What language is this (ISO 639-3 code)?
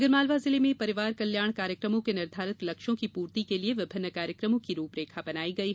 hin